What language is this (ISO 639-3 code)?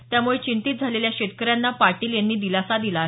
mar